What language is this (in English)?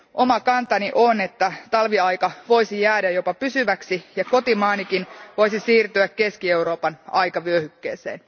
Finnish